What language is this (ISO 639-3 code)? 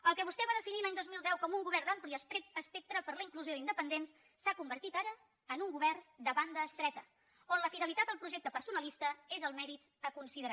cat